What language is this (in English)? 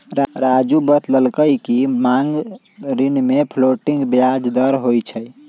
Magahi